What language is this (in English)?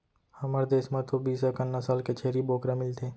Chhattisgarhi